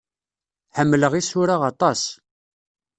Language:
Kabyle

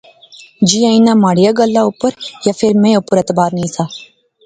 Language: Pahari-Potwari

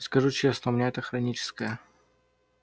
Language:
Russian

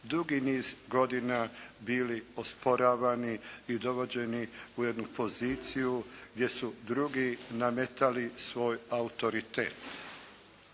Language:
Croatian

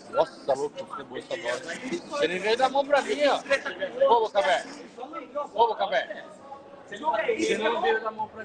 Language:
Portuguese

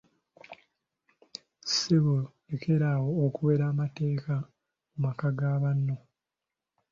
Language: Ganda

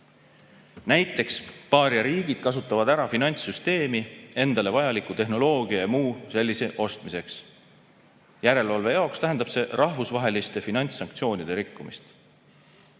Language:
Estonian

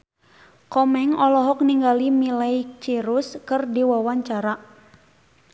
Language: Sundanese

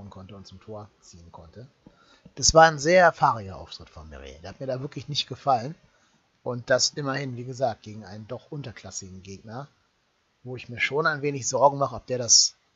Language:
German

